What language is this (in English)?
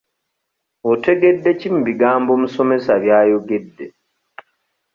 Ganda